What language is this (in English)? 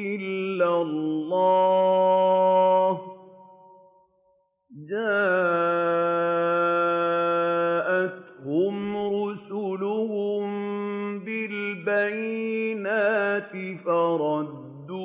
Arabic